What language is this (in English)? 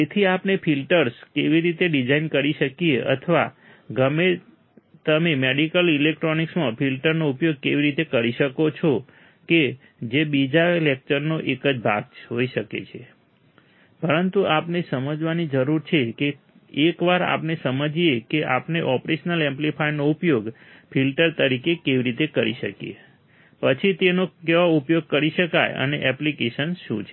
Gujarati